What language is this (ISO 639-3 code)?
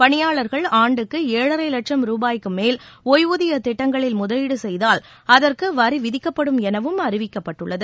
tam